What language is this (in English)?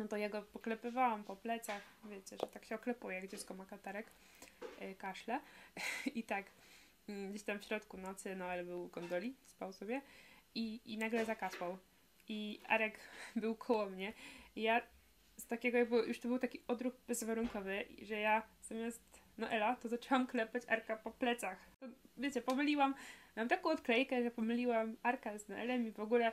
Polish